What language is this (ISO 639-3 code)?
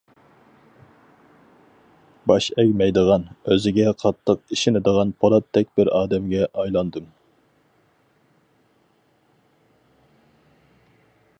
uig